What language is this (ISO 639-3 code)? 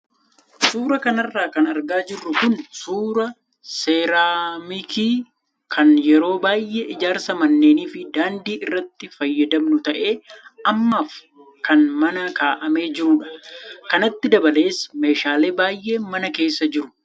orm